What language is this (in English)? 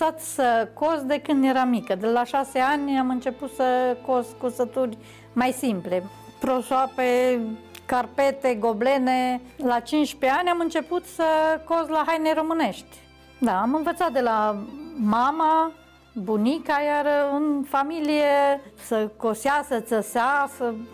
Romanian